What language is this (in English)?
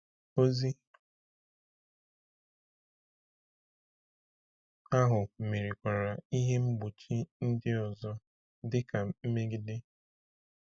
Igbo